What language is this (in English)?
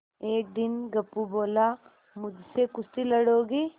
Hindi